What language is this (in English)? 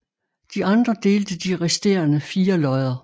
Danish